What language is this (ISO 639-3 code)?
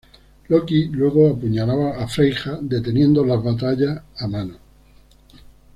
spa